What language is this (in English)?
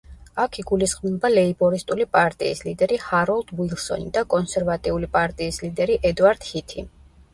Georgian